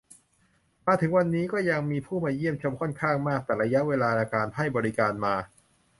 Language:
Thai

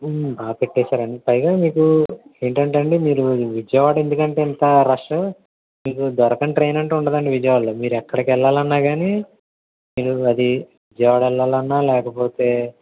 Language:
Telugu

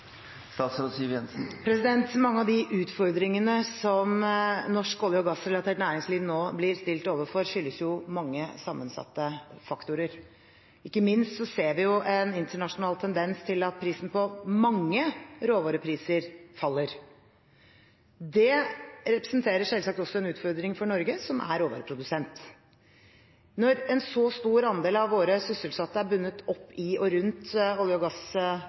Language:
Norwegian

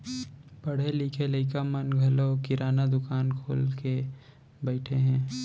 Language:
Chhattisgarhi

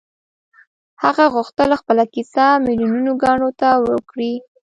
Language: Pashto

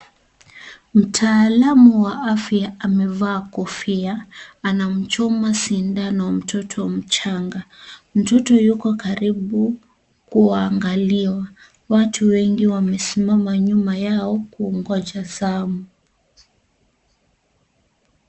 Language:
Swahili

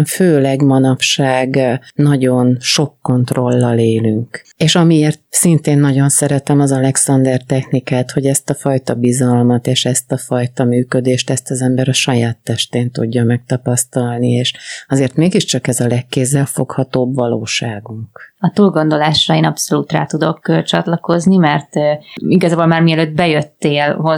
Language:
Hungarian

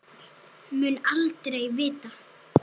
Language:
Icelandic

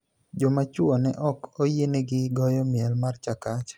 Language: Luo (Kenya and Tanzania)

